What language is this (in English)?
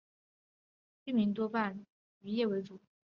Chinese